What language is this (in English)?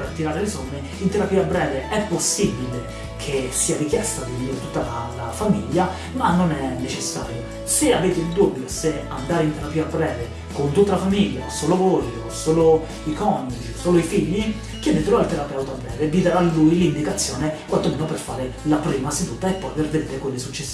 Italian